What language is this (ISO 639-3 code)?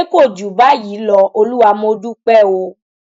yor